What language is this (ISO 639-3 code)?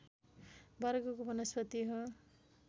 nep